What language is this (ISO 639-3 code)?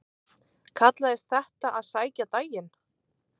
isl